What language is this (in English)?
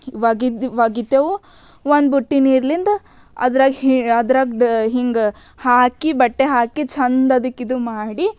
Kannada